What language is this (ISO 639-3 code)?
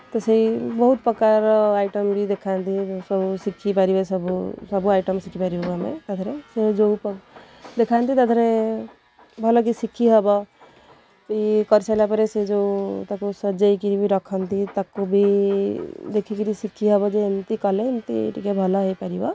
ori